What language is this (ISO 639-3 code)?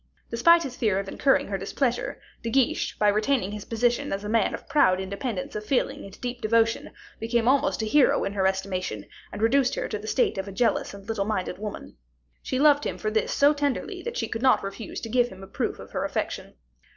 eng